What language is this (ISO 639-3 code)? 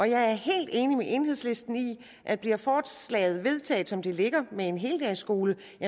dan